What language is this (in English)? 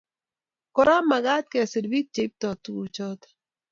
Kalenjin